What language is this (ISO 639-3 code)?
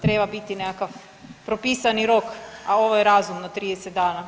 hrv